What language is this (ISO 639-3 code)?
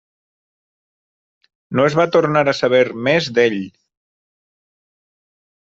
cat